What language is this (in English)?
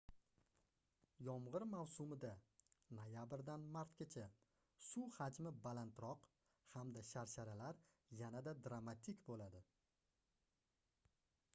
Uzbek